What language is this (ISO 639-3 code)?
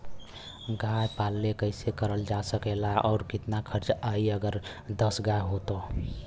bho